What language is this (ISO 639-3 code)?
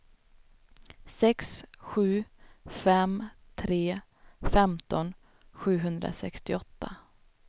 swe